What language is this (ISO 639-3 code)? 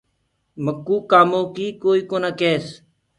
ggg